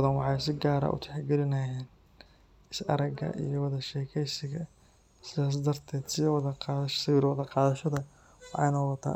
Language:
Somali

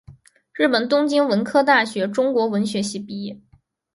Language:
Chinese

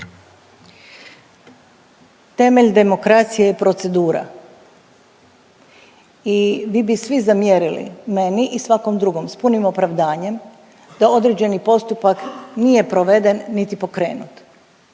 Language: Croatian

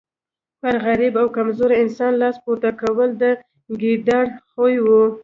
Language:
Pashto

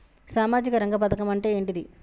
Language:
Telugu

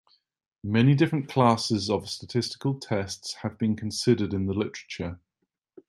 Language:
English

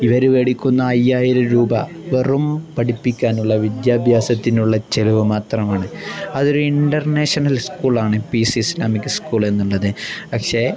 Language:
Malayalam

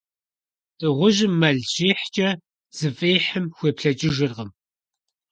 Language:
Kabardian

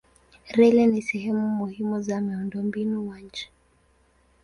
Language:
Swahili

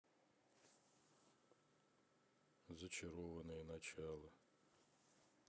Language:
Russian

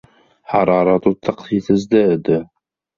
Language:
Arabic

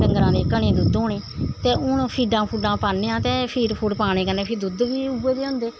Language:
Dogri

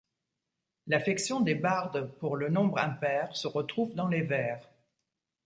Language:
French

